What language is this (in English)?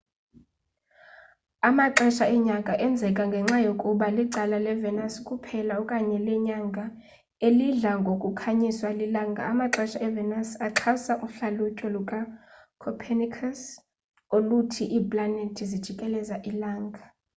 Xhosa